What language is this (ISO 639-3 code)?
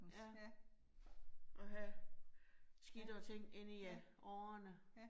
dan